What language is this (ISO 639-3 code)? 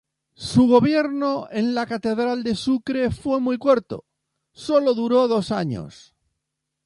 spa